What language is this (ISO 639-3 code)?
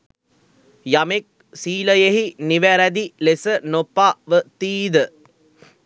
sin